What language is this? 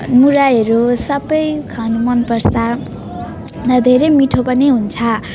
Nepali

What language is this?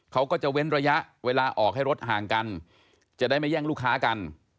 Thai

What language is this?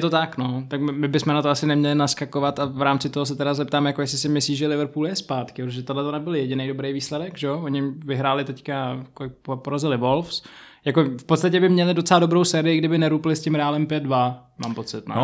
Czech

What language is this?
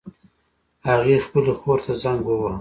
Pashto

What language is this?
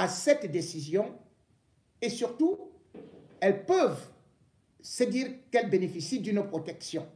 French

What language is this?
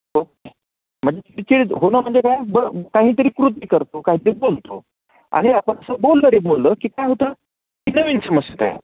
Marathi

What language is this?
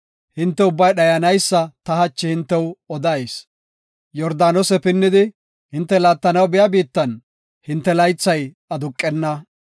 Gofa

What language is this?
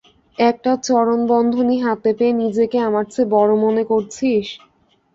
Bangla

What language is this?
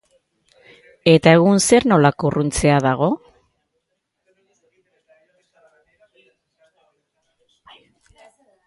Basque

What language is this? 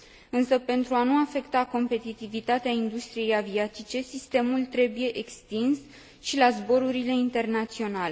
Romanian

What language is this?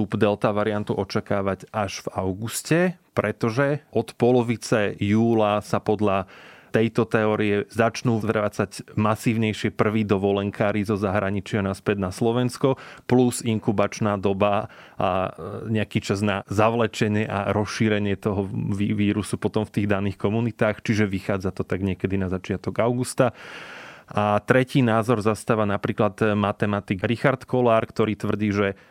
Slovak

